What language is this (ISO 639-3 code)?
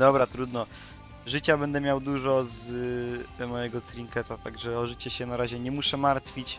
pol